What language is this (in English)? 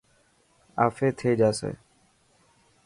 Dhatki